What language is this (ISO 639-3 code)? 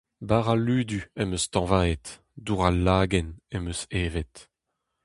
bre